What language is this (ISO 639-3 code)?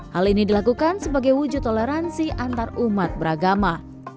ind